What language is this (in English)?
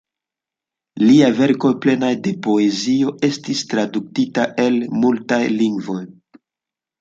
Esperanto